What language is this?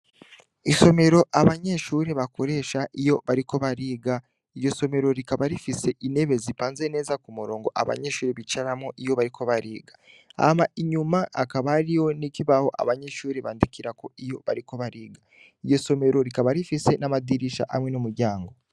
Rundi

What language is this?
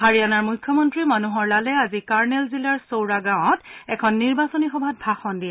Assamese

